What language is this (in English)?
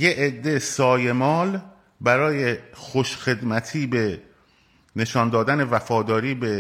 Persian